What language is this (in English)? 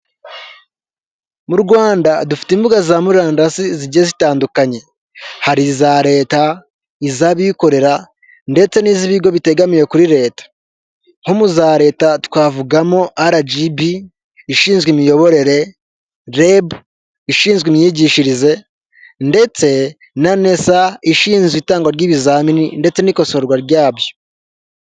Kinyarwanda